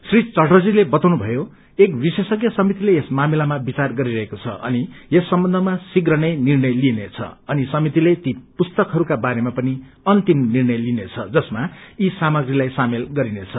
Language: Nepali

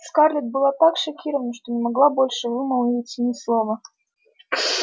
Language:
Russian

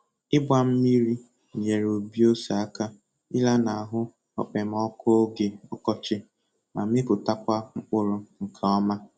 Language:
Igbo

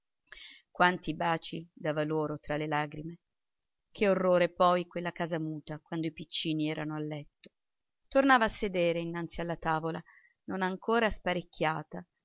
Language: Italian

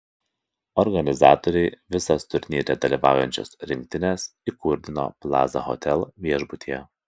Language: Lithuanian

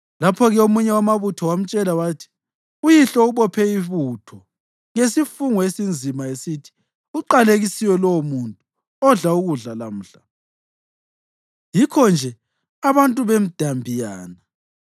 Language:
North Ndebele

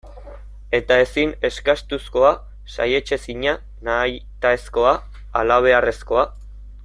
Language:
Basque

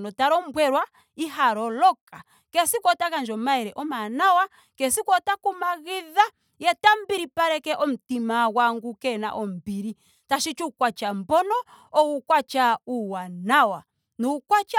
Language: Ndonga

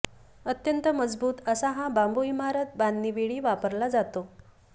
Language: Marathi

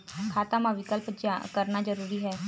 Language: Chhattisgarhi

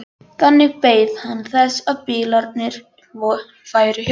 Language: Icelandic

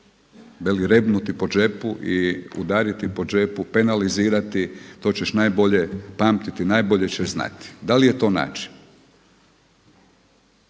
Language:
Croatian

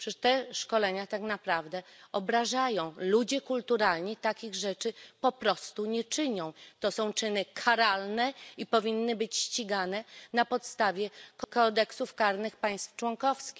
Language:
Polish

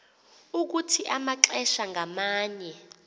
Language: Xhosa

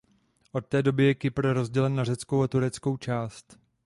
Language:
Czech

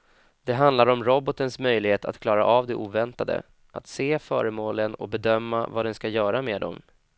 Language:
Swedish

